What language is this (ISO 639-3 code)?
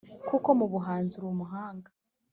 kin